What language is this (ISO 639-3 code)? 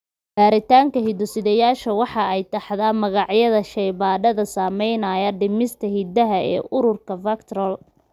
som